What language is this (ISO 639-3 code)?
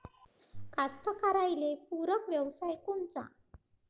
mar